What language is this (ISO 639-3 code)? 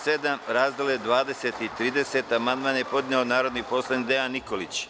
srp